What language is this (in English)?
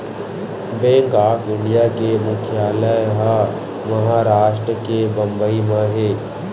Chhattisgarhi